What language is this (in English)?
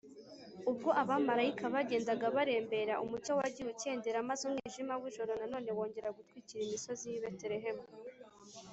Kinyarwanda